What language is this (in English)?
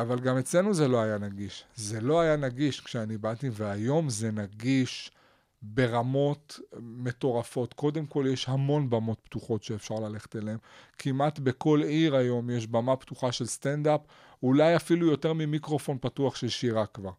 Hebrew